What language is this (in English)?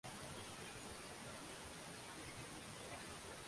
Swahili